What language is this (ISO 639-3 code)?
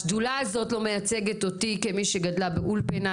heb